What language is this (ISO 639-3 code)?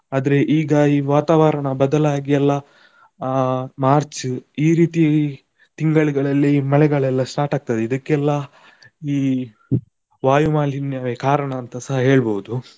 kan